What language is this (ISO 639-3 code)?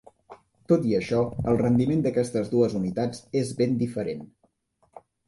cat